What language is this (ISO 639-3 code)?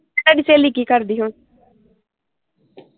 pan